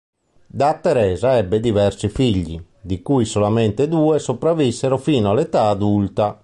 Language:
Italian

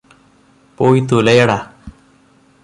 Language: Malayalam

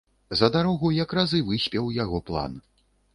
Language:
Belarusian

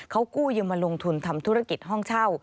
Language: Thai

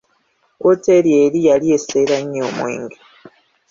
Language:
Ganda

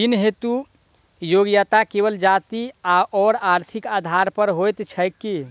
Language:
Maithili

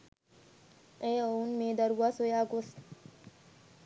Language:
Sinhala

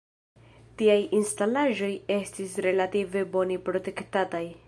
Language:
Esperanto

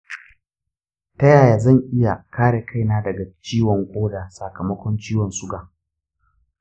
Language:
Hausa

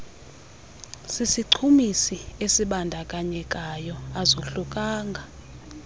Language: Xhosa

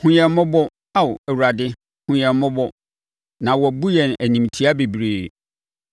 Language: Akan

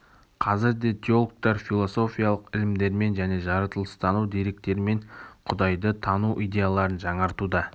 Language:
Kazakh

